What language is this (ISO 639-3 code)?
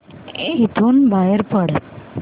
mar